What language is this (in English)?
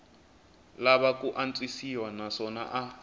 Tsonga